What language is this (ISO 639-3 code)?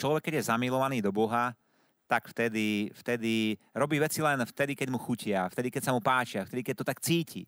slk